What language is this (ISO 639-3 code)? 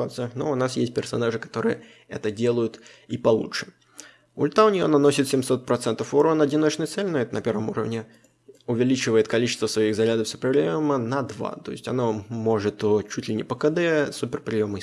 rus